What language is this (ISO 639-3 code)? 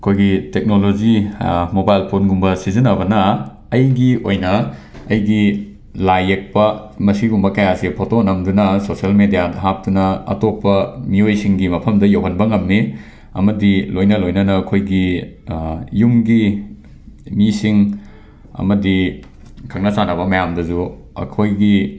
mni